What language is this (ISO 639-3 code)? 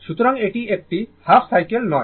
ben